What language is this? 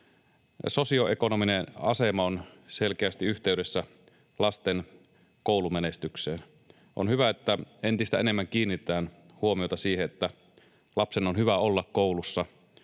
Finnish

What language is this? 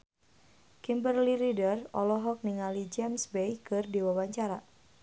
Sundanese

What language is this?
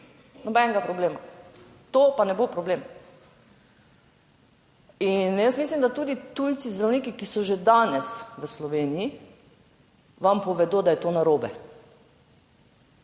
Slovenian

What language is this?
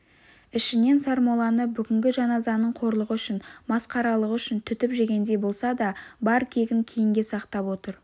Kazakh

